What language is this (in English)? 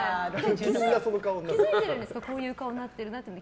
Japanese